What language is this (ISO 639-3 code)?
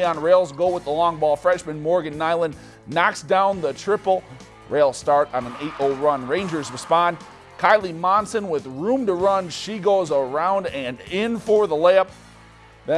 eng